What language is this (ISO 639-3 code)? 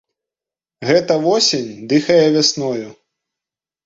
bel